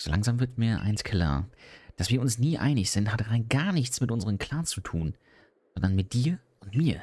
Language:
German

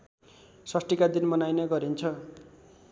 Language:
Nepali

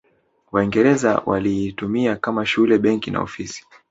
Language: Swahili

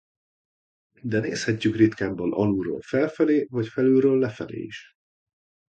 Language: Hungarian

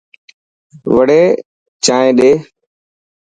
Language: Dhatki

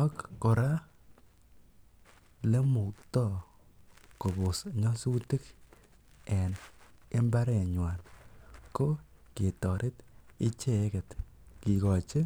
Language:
Kalenjin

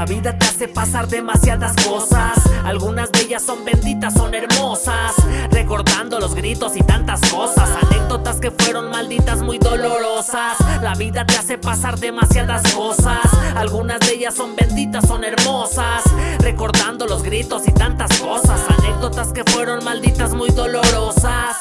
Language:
Spanish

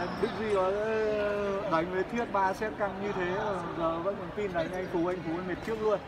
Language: Vietnamese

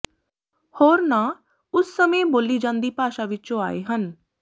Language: Punjabi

